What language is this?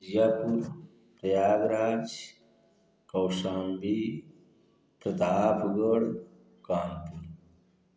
Hindi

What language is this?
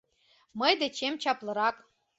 Mari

